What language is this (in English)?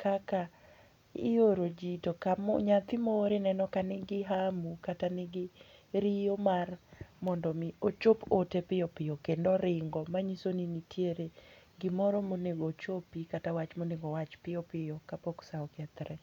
Luo (Kenya and Tanzania)